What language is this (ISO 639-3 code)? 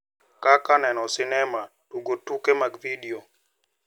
luo